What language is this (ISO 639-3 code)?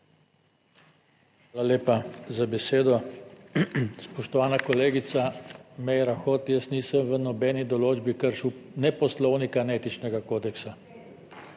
slv